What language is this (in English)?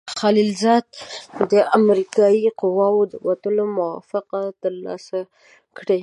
Pashto